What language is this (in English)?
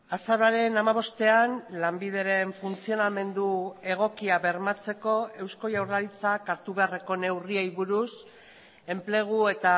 Basque